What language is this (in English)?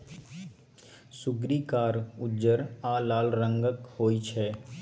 Maithili